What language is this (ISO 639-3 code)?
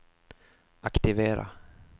swe